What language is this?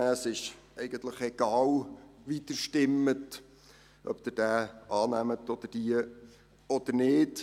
Swiss German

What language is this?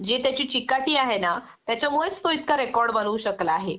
Marathi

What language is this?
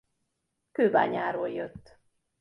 Hungarian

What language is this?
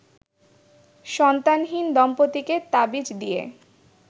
Bangla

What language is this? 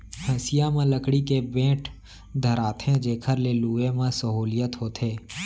Chhattisgarhi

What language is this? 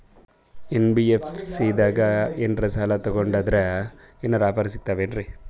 Kannada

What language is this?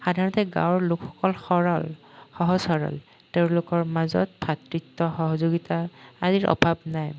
Assamese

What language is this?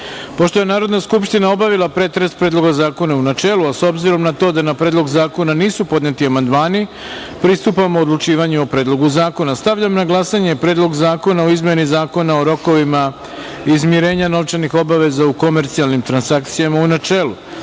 Serbian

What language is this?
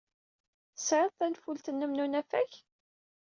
Kabyle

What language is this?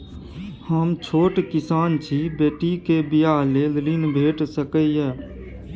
Maithili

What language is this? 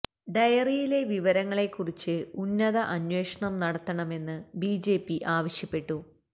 Malayalam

